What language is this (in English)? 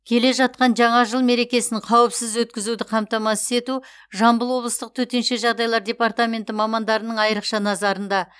Kazakh